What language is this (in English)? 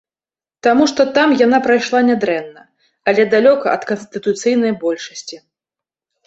Belarusian